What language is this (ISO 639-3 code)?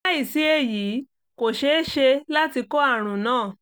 yor